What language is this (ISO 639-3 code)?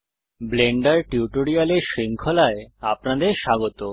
ben